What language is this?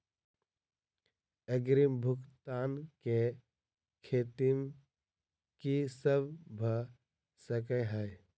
Maithili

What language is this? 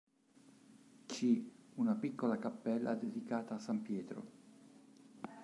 Italian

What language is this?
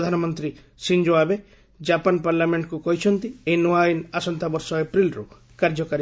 Odia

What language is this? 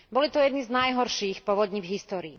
Slovak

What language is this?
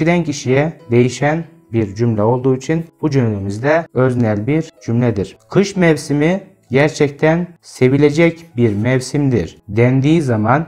Turkish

